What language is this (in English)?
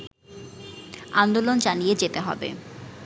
Bangla